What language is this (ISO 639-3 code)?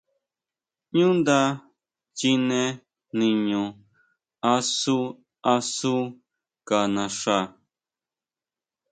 mau